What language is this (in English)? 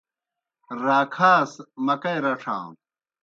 Kohistani Shina